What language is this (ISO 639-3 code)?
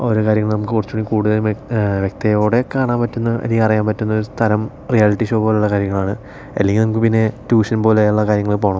mal